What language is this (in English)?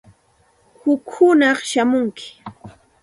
Santa Ana de Tusi Pasco Quechua